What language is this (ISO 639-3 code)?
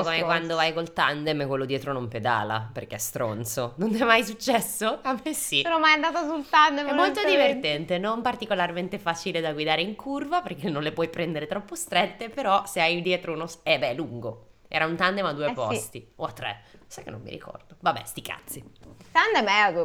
ita